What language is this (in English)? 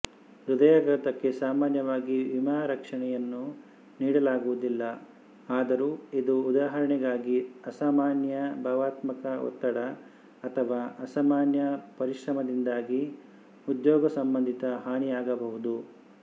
Kannada